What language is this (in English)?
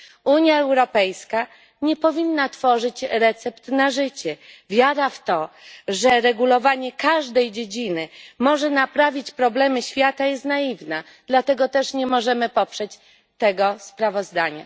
Polish